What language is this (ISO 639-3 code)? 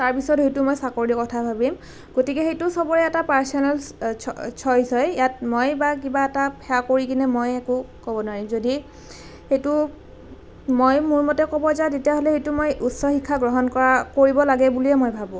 asm